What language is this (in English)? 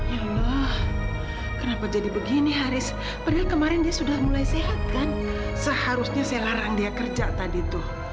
Indonesian